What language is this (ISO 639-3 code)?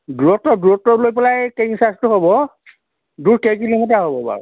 asm